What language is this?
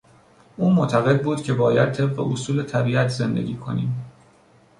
Persian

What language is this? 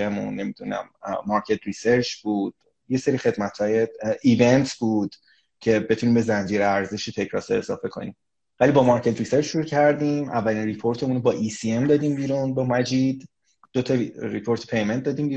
Persian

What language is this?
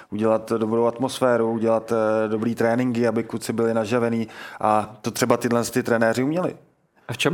Czech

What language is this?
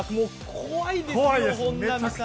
Japanese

